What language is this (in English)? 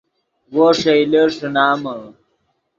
Yidgha